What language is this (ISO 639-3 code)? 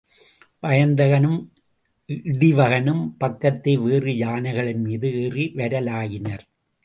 tam